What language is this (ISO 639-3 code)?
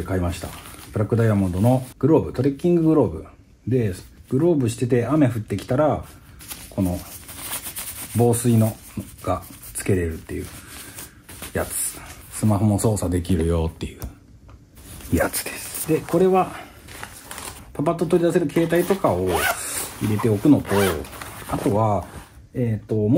jpn